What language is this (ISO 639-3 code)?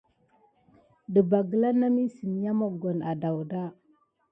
gid